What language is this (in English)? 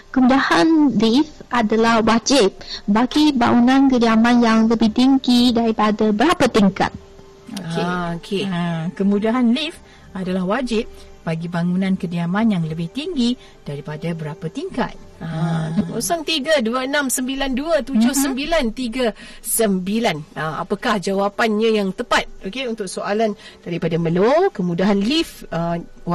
Malay